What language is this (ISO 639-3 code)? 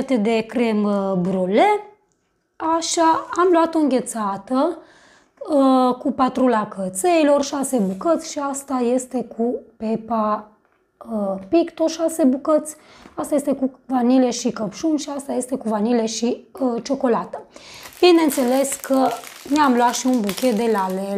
ron